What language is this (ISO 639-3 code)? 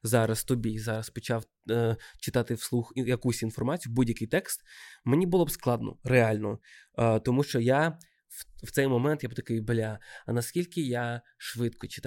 ukr